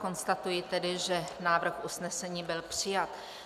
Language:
Czech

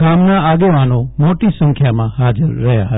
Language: Gujarati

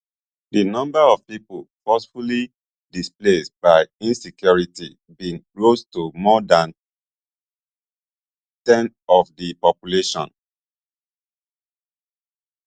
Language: Nigerian Pidgin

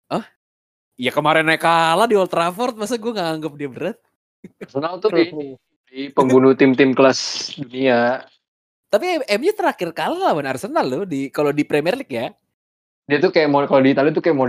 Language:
Indonesian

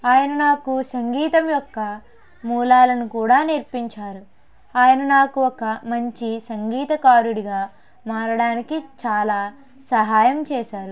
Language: Telugu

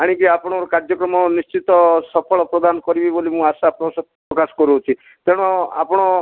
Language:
Odia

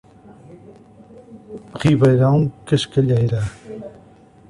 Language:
Portuguese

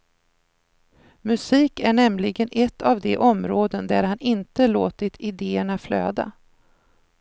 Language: Swedish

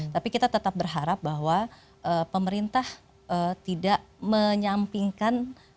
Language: Indonesian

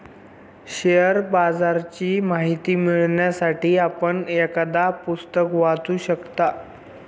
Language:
Marathi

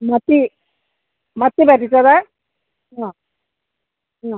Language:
Malayalam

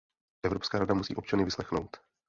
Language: Czech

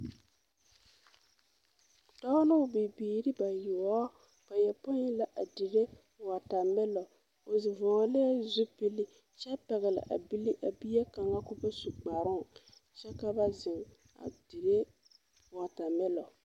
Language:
Southern Dagaare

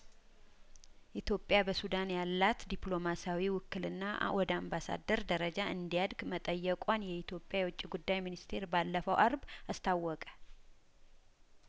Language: Amharic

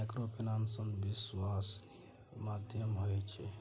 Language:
Maithili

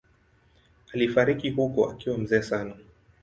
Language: Swahili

